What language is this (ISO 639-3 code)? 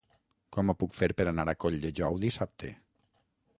cat